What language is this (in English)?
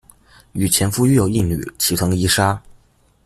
Chinese